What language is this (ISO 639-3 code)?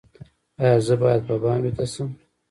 pus